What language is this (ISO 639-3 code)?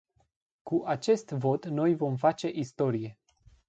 ron